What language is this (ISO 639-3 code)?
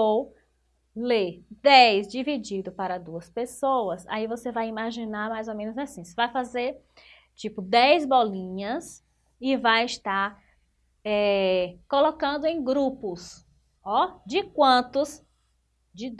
por